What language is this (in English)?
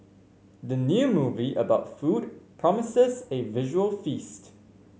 English